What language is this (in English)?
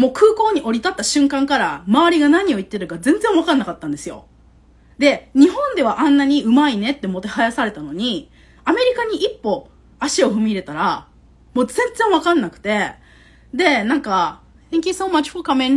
Japanese